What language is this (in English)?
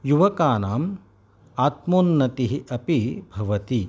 Sanskrit